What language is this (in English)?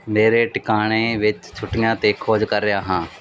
Punjabi